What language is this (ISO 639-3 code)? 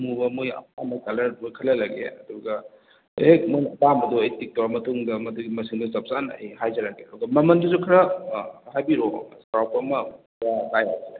mni